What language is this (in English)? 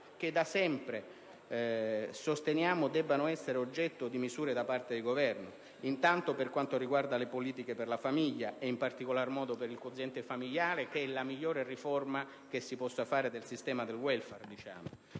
Italian